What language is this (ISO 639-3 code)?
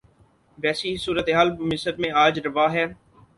urd